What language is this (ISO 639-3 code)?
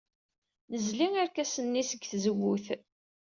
kab